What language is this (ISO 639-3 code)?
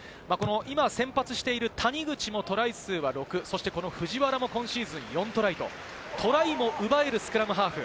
jpn